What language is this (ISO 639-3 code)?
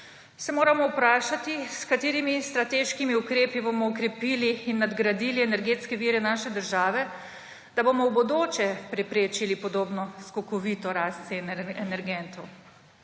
slv